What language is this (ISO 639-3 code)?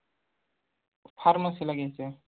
mar